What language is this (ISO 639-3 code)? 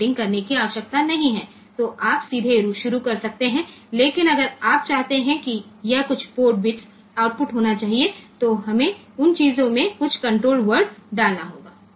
guj